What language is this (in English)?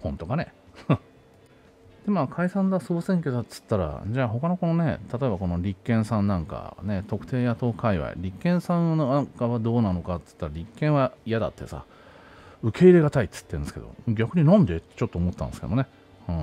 Japanese